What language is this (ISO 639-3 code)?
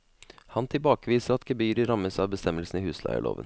nor